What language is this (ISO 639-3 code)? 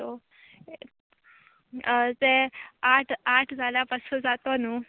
kok